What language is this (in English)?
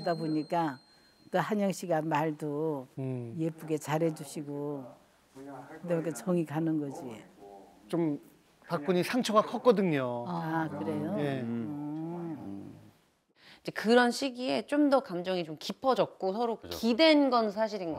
Korean